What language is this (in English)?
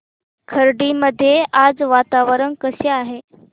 Marathi